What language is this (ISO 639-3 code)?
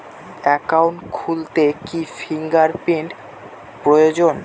ben